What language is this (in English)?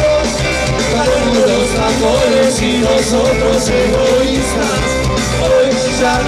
Arabic